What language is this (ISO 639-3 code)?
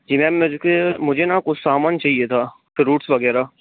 hin